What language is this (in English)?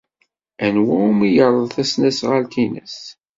Kabyle